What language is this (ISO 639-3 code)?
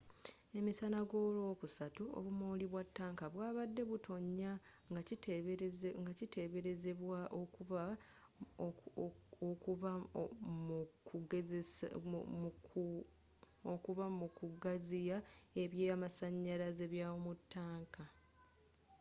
lug